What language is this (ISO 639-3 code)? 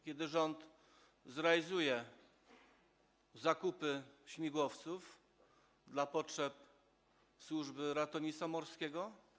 pol